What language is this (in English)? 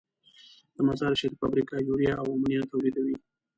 Pashto